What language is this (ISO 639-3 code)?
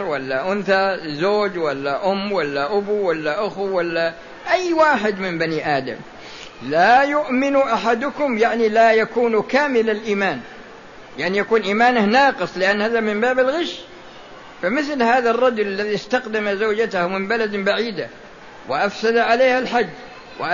ara